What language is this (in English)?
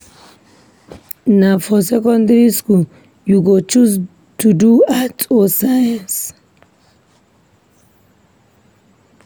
Nigerian Pidgin